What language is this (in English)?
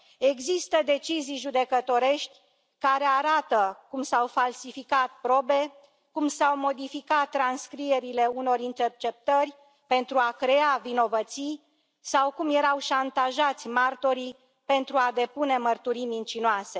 Romanian